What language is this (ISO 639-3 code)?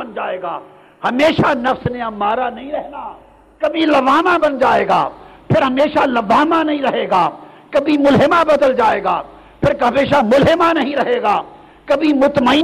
urd